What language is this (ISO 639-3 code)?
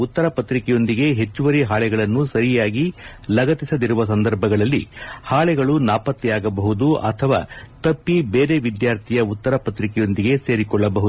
kan